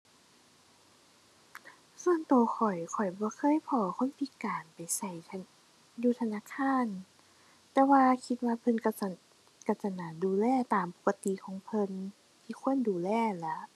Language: Thai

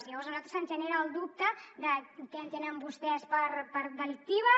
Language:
Catalan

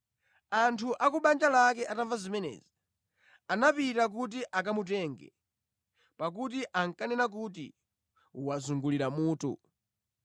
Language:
Nyanja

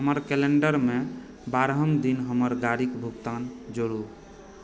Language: Maithili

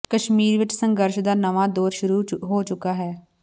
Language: Punjabi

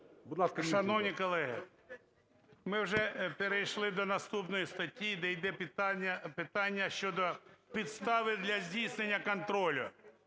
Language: Ukrainian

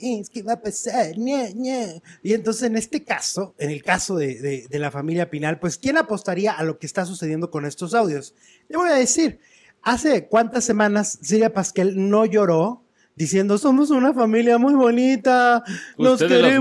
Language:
Spanish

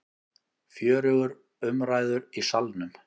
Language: Icelandic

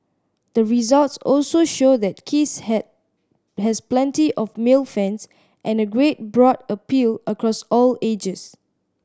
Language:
English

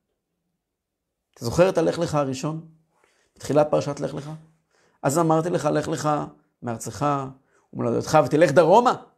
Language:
Hebrew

